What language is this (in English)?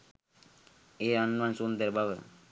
Sinhala